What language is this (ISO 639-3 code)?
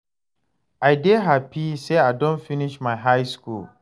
pcm